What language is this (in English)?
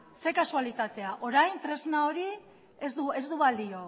Basque